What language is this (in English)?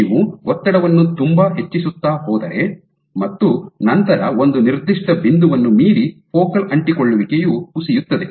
Kannada